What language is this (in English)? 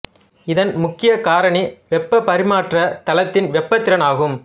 Tamil